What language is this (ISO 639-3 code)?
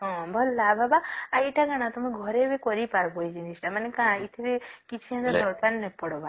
ori